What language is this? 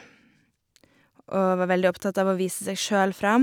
Norwegian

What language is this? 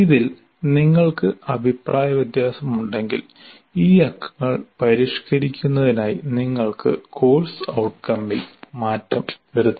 Malayalam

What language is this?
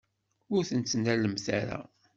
Kabyle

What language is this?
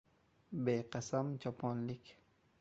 Uzbek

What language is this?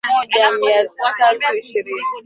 Swahili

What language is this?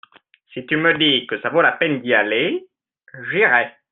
French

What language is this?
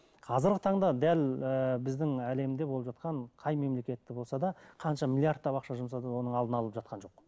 Kazakh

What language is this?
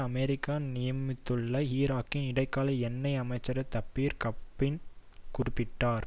Tamil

